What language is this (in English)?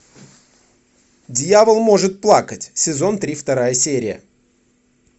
Russian